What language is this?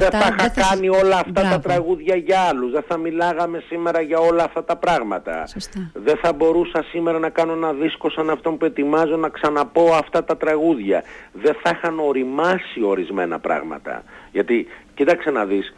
Greek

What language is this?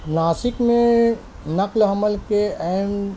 Urdu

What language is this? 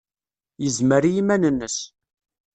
Kabyle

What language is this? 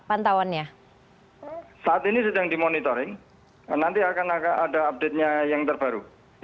Indonesian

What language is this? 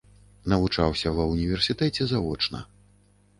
Belarusian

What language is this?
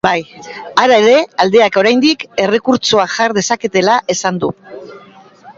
Basque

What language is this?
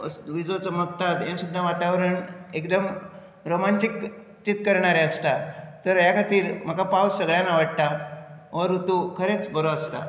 Konkani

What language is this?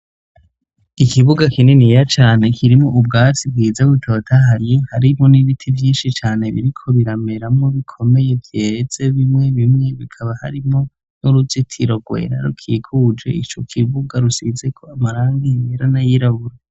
Rundi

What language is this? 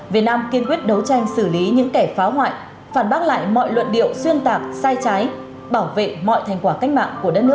Vietnamese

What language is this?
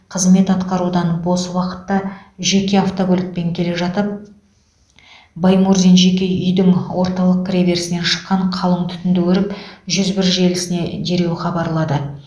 Kazakh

